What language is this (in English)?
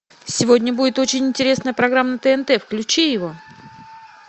Russian